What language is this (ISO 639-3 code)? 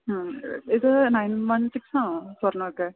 mal